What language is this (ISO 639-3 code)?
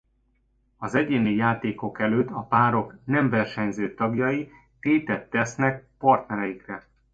hun